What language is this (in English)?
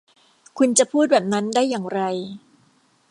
Thai